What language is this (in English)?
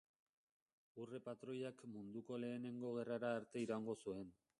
Basque